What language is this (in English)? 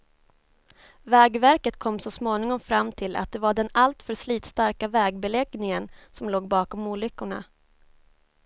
Swedish